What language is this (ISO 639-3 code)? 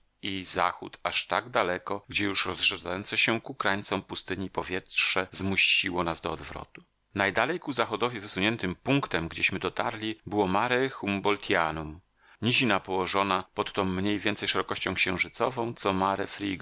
pol